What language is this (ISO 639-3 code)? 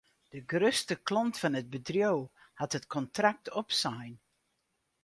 fry